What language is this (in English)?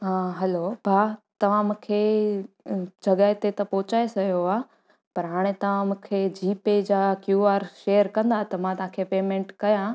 Sindhi